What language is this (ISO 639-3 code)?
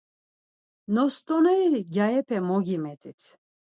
lzz